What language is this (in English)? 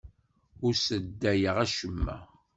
Kabyle